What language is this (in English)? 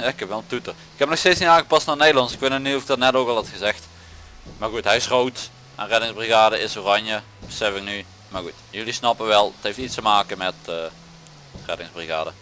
Dutch